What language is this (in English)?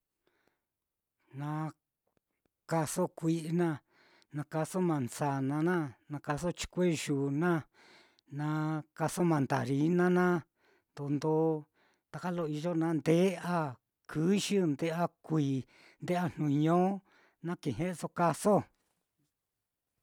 Mitlatongo Mixtec